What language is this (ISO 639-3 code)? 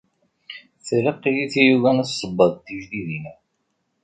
kab